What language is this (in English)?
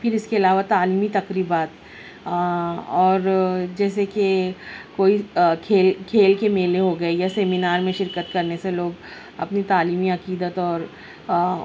Urdu